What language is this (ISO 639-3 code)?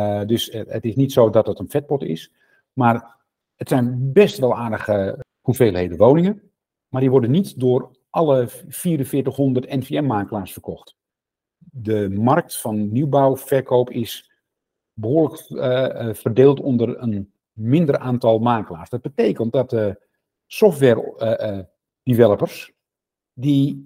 nld